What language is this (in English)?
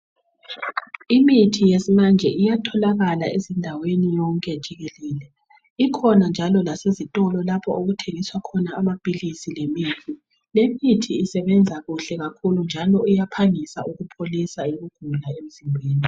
North Ndebele